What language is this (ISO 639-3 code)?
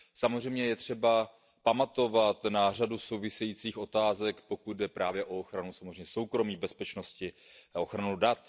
ces